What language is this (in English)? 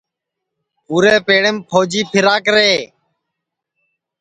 Sansi